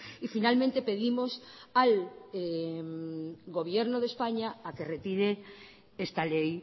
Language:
Spanish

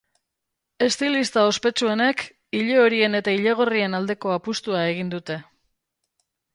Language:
Basque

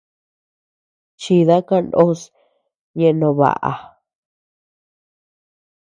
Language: Tepeuxila Cuicatec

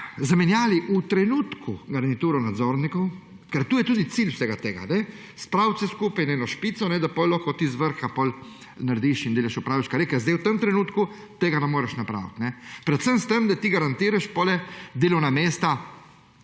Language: Slovenian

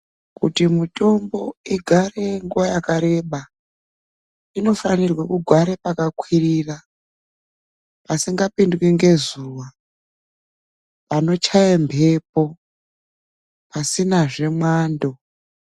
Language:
Ndau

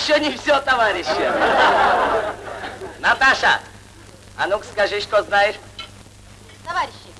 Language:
Russian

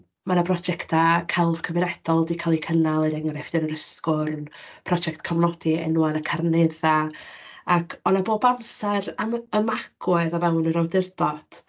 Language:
Welsh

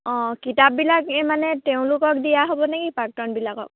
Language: Assamese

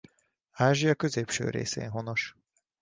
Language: Hungarian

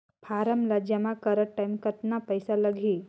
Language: Chhattisgarhi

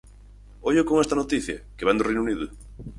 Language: Galician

